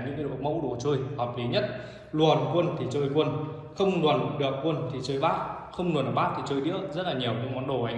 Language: Vietnamese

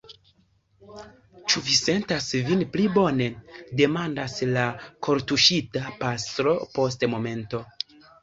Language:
Esperanto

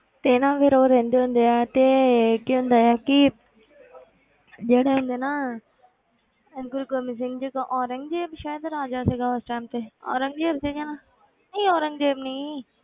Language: Punjabi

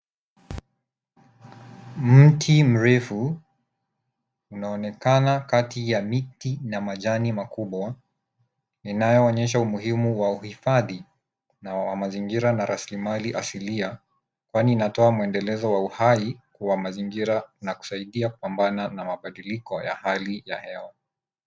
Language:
Swahili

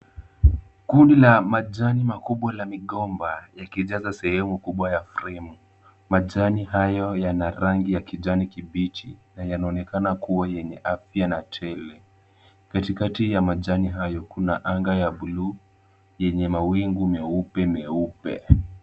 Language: Swahili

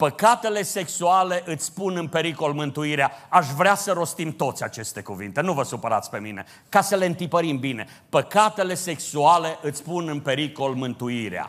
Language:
Romanian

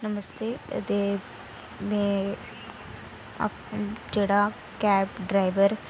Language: Dogri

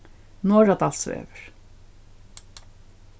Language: Faroese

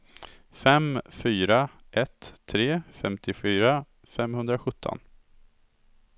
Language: Swedish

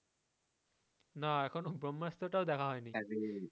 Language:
Bangla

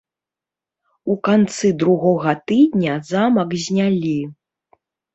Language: Belarusian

